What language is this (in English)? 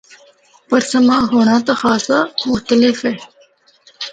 Northern Hindko